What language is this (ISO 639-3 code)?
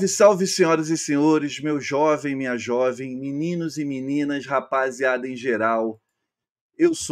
por